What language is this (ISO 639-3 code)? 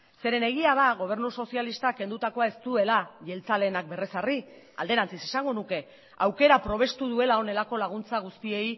eus